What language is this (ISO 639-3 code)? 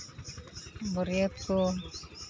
sat